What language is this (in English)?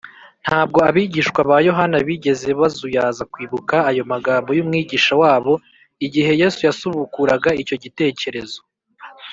Kinyarwanda